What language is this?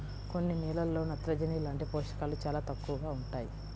Telugu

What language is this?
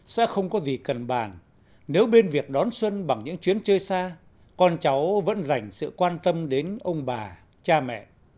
Vietnamese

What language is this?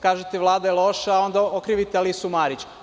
Serbian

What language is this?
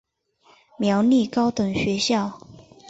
Chinese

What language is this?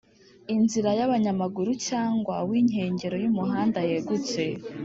Kinyarwanda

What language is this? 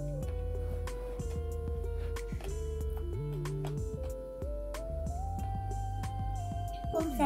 Thai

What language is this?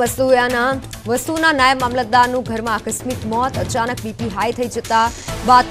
Hindi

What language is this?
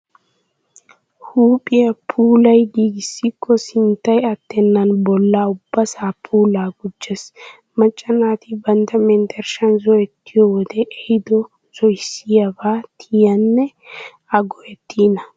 Wolaytta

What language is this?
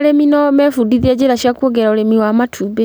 Kikuyu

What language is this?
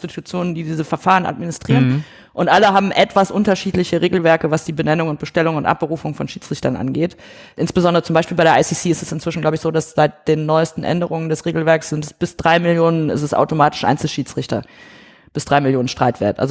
German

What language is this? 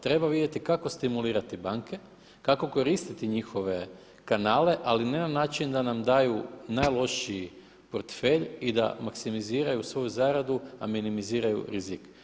Croatian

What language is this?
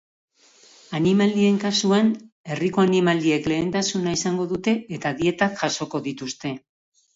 Basque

